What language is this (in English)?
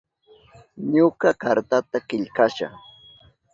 Southern Pastaza Quechua